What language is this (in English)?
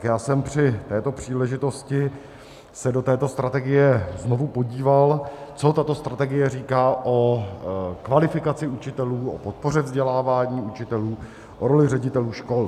Czech